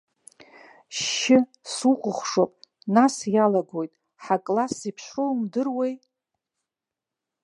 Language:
Abkhazian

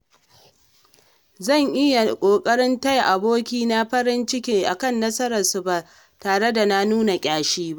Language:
Hausa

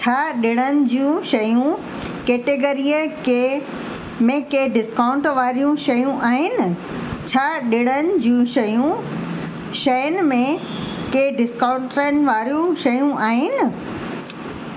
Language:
Sindhi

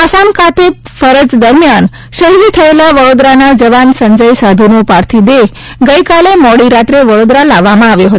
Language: Gujarati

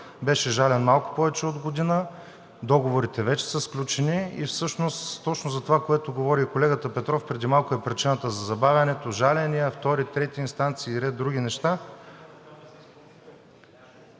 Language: Bulgarian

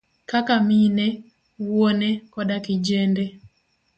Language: Luo (Kenya and Tanzania)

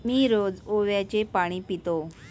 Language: Marathi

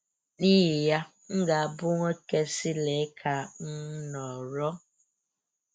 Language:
Igbo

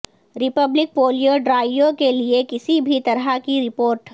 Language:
Urdu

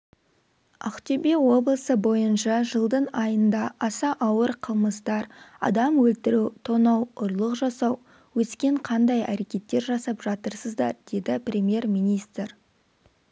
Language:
Kazakh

